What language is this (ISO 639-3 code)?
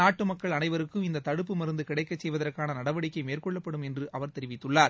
tam